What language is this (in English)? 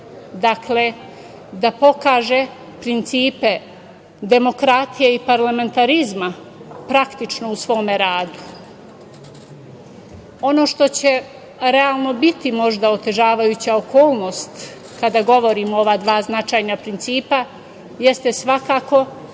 Serbian